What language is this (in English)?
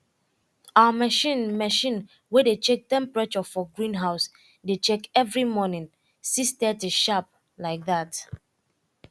Nigerian Pidgin